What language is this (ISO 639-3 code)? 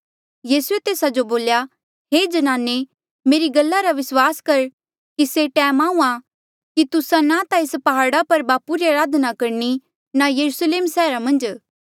mjl